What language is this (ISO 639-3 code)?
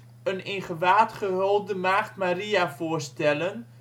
nld